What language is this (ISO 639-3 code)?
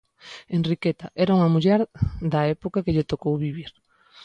glg